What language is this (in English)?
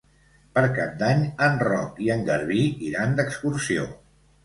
Catalan